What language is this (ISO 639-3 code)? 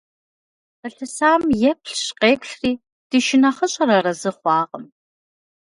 kbd